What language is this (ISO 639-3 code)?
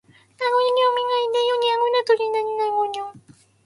jpn